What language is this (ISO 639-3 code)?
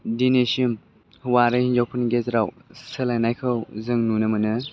brx